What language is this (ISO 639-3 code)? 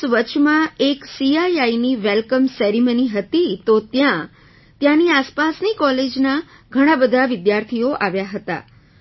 guj